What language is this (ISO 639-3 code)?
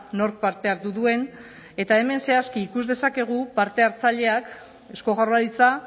eus